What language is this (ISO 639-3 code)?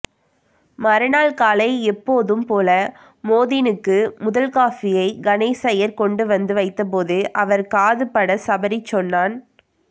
tam